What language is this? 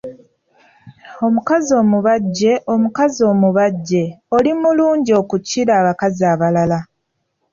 Ganda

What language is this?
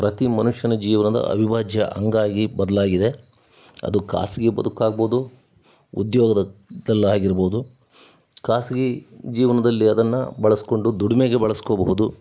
Kannada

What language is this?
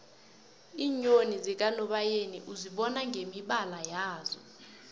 South Ndebele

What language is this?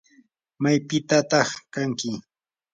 Yanahuanca Pasco Quechua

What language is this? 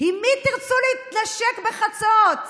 Hebrew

